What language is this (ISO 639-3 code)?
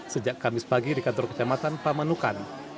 ind